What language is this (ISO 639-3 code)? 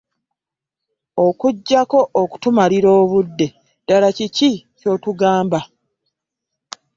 lug